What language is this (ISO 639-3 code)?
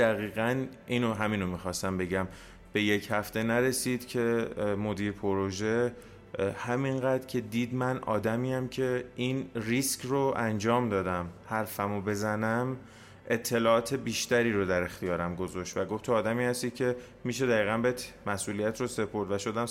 fas